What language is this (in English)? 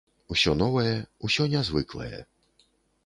Belarusian